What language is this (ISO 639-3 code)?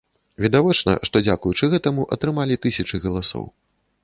bel